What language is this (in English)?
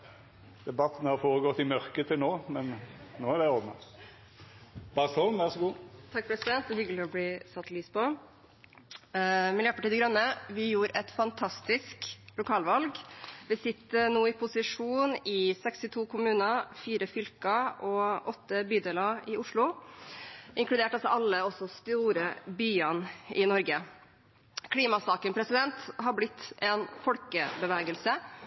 Norwegian